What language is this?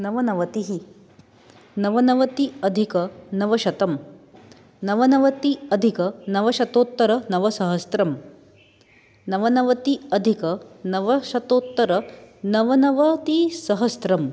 Sanskrit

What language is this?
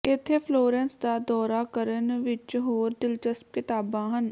Punjabi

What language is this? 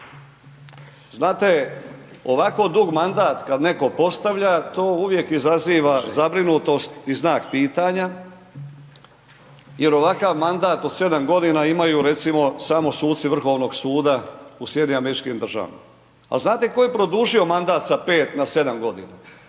Croatian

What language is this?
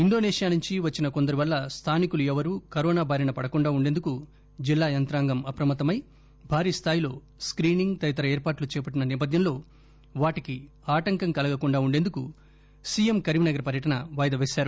Telugu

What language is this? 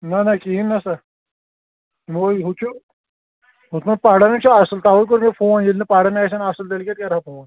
Kashmiri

